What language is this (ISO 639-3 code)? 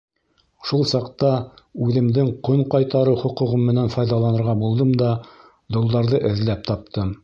bak